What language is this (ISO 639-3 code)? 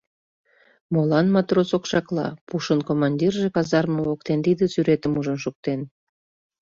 chm